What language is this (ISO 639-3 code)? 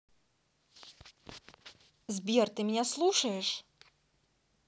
rus